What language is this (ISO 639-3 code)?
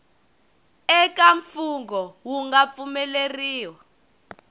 tso